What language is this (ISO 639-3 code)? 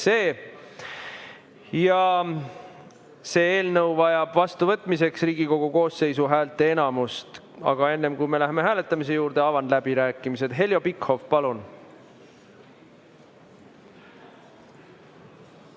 est